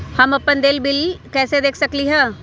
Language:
Magahi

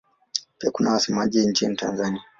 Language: Swahili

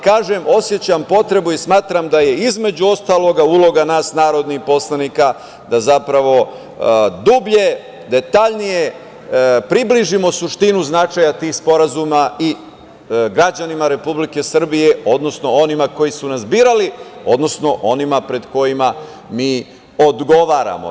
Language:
Serbian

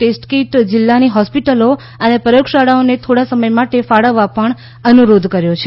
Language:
Gujarati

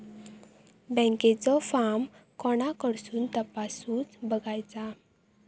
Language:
Marathi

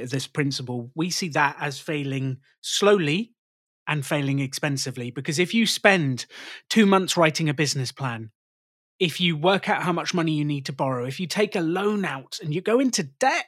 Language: English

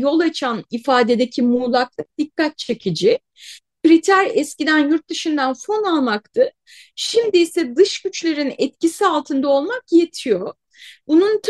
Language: Turkish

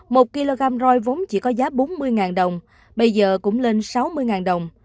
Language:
Vietnamese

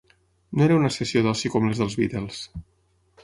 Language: Catalan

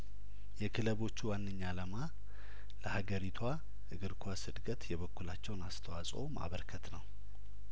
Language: Amharic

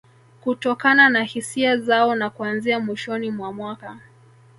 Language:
Swahili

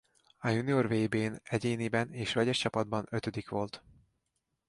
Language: Hungarian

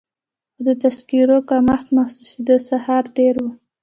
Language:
Pashto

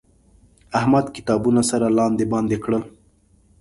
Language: Pashto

